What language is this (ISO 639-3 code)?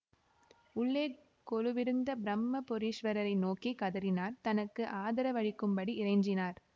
tam